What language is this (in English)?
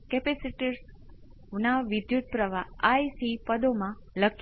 Gujarati